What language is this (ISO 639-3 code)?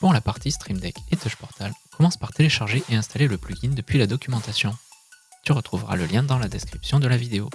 fra